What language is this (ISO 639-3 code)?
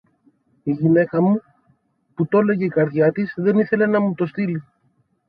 ell